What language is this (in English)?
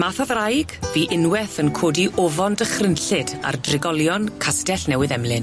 Welsh